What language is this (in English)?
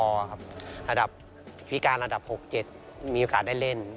Thai